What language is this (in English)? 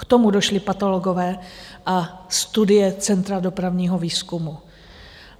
Czech